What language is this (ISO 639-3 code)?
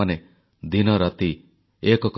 ori